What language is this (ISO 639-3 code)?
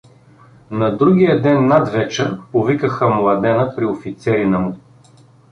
bul